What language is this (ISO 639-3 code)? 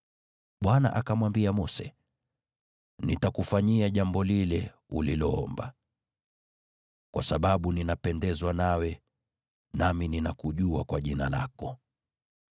swa